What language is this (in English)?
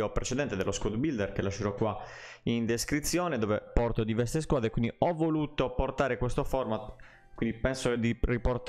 Italian